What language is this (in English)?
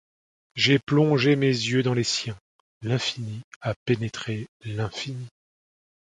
French